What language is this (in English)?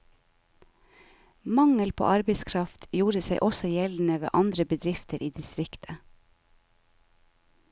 Norwegian